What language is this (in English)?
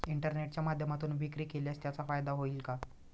Marathi